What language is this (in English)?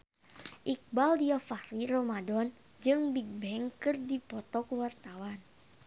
Sundanese